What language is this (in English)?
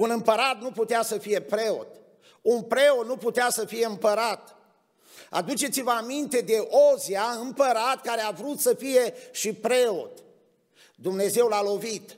Romanian